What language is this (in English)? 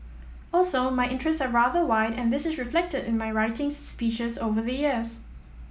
English